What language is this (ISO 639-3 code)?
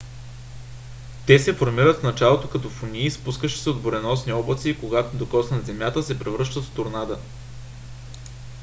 bul